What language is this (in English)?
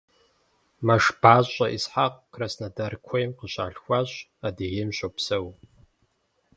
Kabardian